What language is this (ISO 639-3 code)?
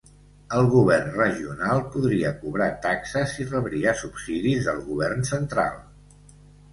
cat